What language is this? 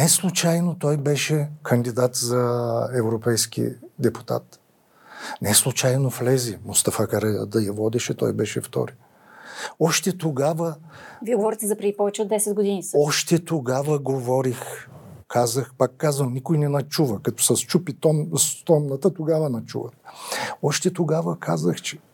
Bulgarian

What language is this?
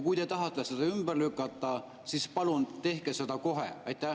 Estonian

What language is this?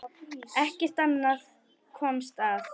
Icelandic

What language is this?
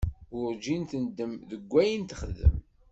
Kabyle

